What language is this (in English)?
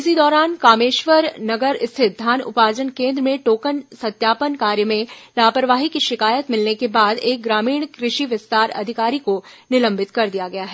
Hindi